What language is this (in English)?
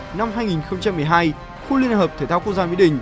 Vietnamese